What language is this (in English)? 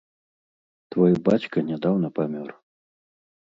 Belarusian